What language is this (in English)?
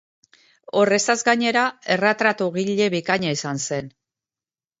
Basque